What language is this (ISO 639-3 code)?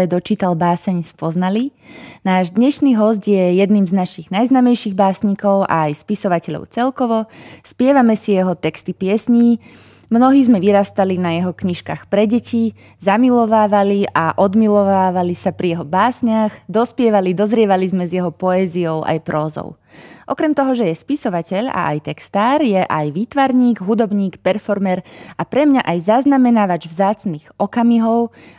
slk